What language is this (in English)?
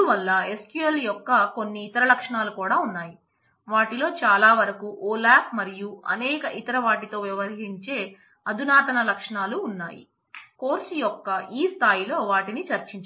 Telugu